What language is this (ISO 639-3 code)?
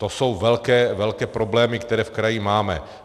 ces